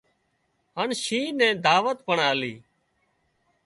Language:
Wadiyara Koli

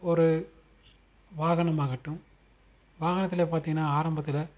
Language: Tamil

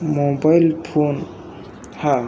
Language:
Marathi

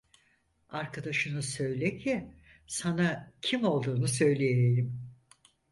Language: Turkish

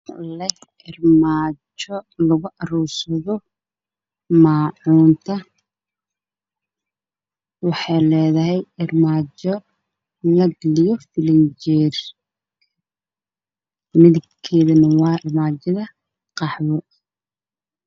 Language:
Somali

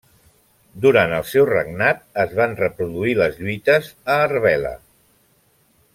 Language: Catalan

